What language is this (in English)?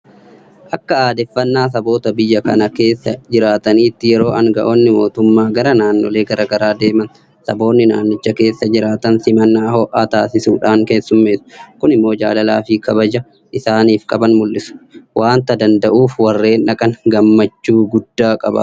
Oromo